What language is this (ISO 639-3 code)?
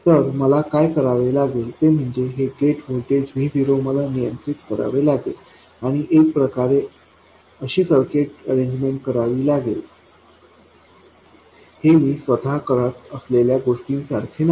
mar